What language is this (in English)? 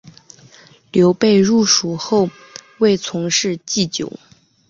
Chinese